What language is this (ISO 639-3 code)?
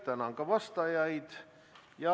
est